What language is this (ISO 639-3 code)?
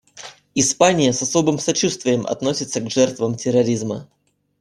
rus